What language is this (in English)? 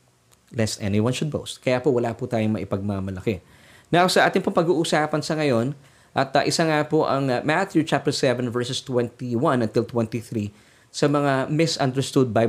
Filipino